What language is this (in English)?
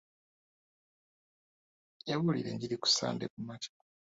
Ganda